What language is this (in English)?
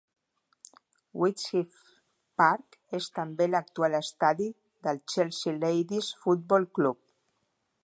Catalan